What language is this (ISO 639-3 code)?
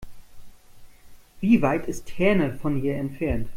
deu